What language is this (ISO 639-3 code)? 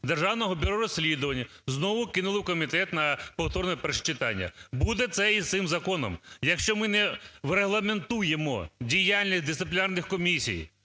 ukr